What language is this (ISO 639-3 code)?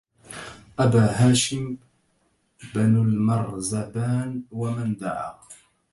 ara